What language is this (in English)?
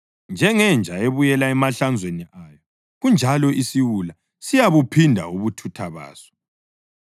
North Ndebele